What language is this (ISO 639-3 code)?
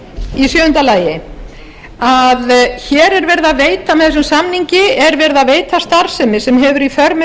isl